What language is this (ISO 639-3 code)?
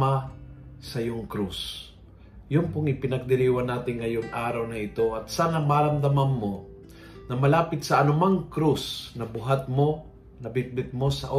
fil